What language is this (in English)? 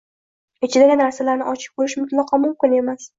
Uzbek